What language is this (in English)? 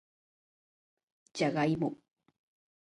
Japanese